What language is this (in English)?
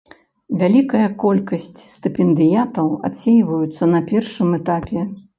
Belarusian